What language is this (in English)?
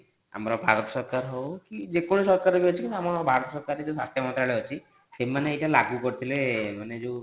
Odia